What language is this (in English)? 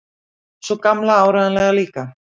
Icelandic